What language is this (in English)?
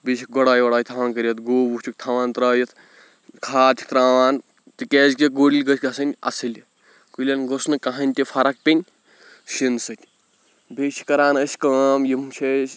Kashmiri